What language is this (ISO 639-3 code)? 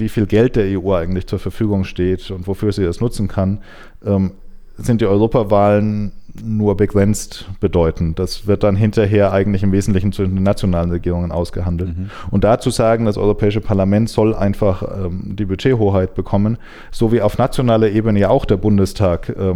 deu